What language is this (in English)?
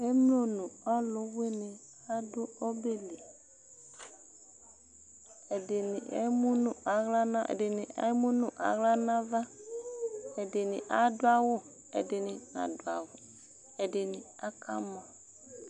Ikposo